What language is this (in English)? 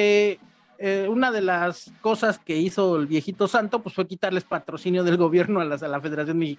Spanish